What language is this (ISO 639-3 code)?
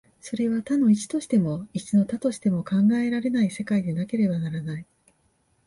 jpn